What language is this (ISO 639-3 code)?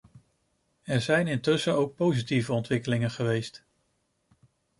nld